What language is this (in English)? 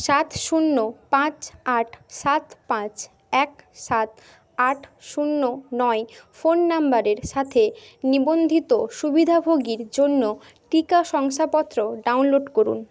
Bangla